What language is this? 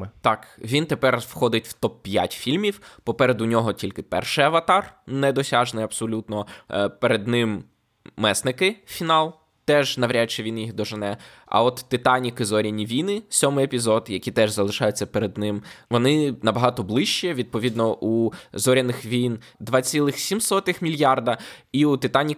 Ukrainian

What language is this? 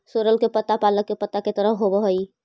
Magahi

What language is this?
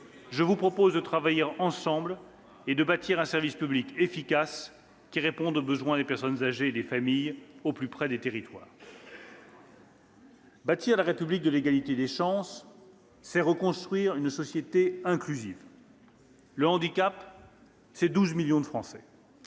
French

